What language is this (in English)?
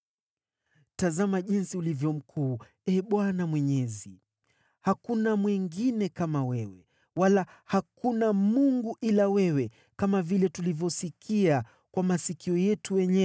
Swahili